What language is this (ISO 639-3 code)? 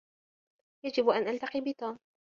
ara